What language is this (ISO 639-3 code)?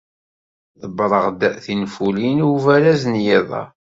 kab